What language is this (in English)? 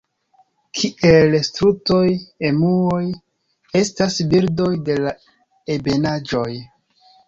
Esperanto